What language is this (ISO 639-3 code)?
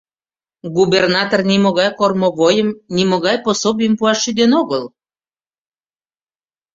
chm